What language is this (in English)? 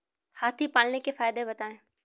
Hindi